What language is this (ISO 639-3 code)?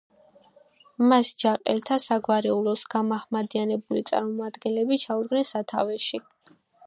kat